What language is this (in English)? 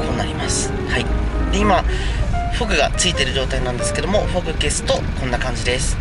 Japanese